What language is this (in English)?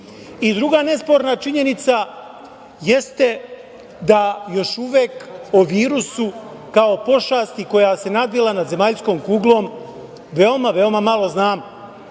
Serbian